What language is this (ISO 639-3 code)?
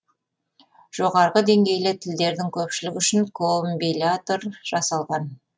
kaz